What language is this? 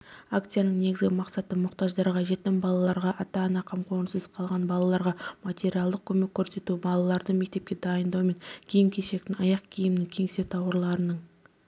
Kazakh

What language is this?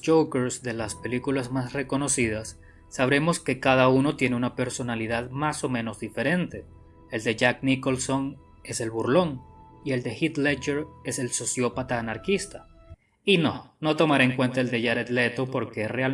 Spanish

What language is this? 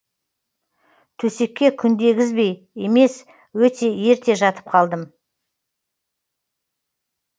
Kazakh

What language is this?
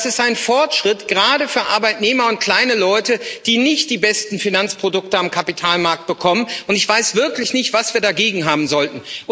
German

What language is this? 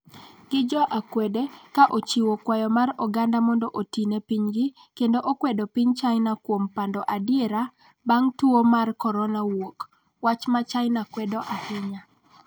Luo (Kenya and Tanzania)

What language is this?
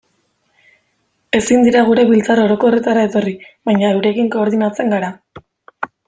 Basque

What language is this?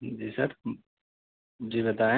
Urdu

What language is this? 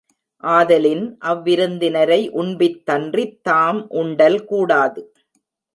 Tamil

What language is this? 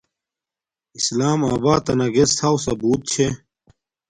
Domaaki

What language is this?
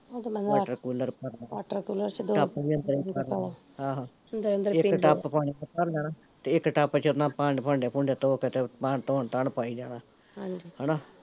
Punjabi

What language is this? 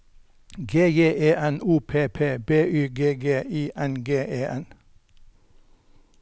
Norwegian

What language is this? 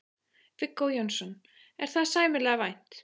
Icelandic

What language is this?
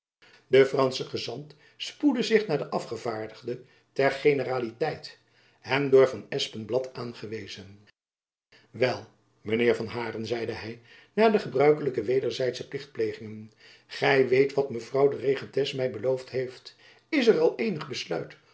Dutch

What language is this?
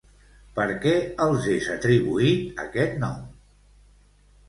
Catalan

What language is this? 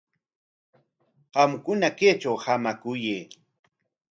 Corongo Ancash Quechua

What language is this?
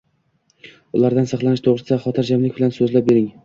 Uzbek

